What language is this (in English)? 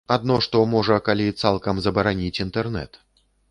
Belarusian